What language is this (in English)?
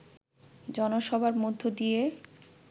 Bangla